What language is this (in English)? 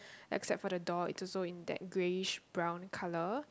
English